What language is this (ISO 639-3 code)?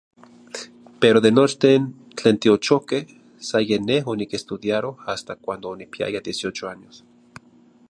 nhi